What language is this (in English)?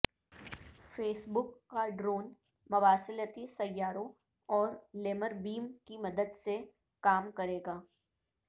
Urdu